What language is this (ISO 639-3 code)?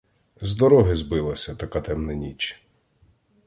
ukr